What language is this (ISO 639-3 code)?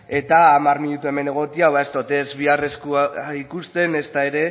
eus